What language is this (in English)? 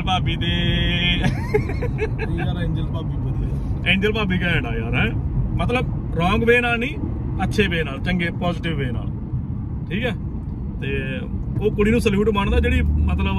Hindi